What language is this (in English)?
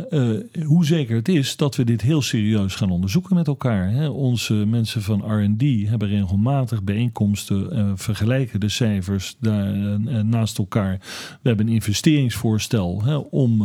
Dutch